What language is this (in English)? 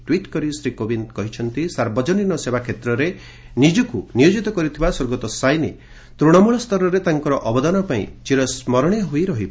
Odia